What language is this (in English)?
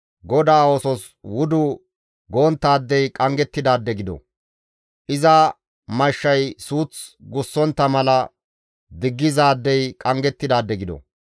Gamo